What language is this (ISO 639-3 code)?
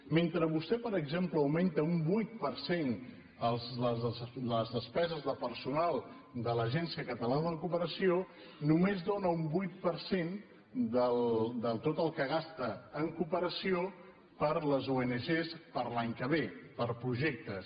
cat